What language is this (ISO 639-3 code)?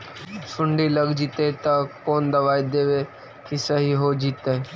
mag